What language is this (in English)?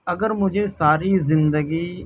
Urdu